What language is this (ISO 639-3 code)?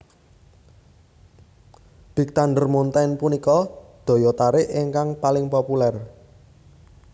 jav